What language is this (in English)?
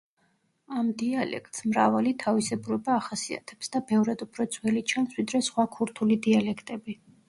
Georgian